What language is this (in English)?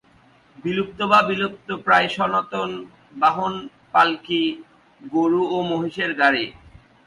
Bangla